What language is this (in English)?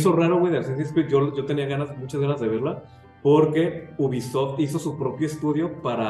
Spanish